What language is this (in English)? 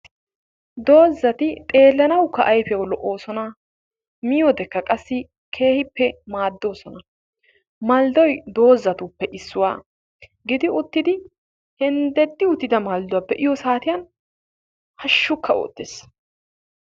Wolaytta